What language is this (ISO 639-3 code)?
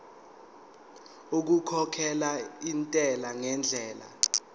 zul